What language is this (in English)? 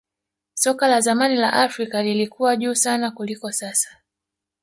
Swahili